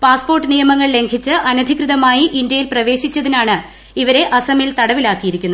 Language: Malayalam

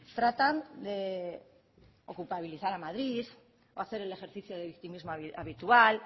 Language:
Spanish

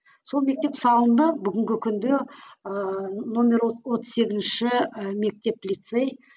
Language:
Kazakh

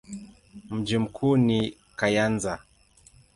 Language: Swahili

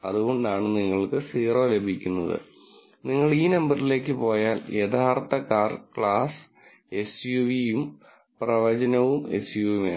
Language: Malayalam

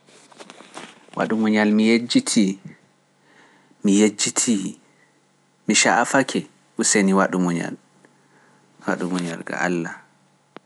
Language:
Pular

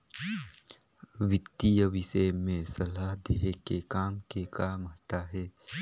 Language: Chhattisgarhi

